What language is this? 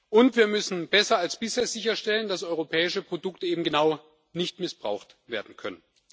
German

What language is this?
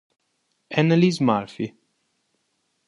Italian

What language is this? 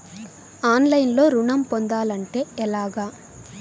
Telugu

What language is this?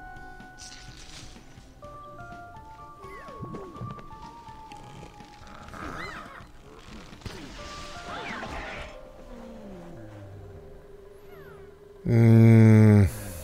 Russian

